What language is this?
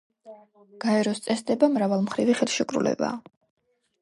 Georgian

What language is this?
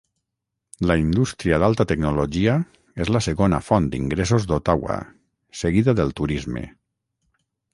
Catalan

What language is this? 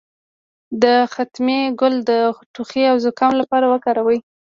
Pashto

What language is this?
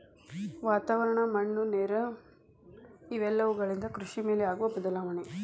Kannada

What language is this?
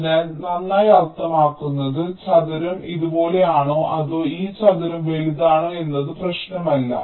Malayalam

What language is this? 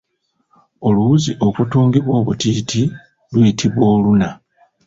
Ganda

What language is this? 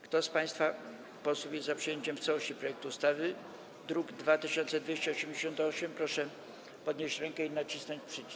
Polish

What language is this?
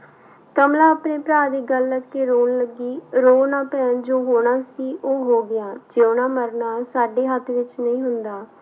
Punjabi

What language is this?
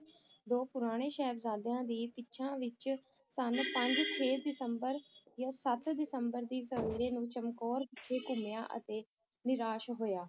Punjabi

